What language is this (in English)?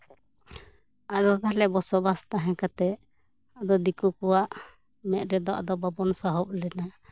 Santali